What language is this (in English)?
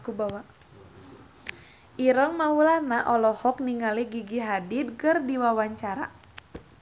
Sundanese